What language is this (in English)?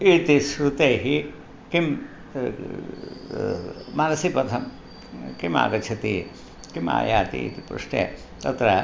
Sanskrit